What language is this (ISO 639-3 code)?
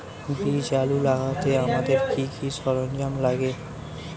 ben